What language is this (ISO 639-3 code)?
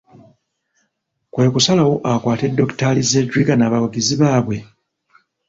lug